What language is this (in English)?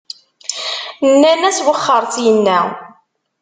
Kabyle